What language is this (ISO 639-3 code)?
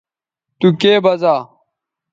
btv